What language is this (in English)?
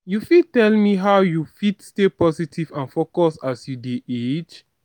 Nigerian Pidgin